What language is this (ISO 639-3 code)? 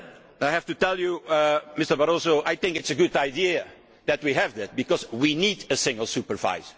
eng